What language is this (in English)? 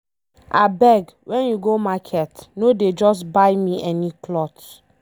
Nigerian Pidgin